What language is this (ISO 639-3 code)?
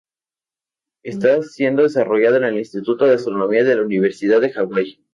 spa